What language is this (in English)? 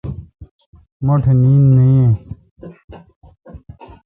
Kalkoti